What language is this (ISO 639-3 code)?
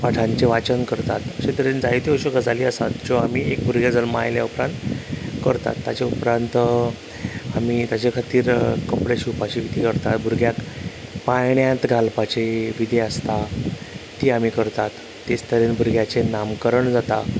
kok